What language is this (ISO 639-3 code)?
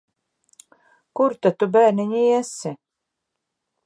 lav